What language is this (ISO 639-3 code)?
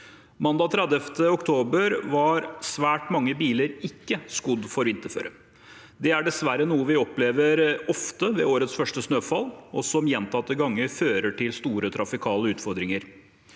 nor